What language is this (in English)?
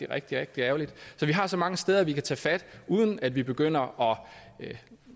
Danish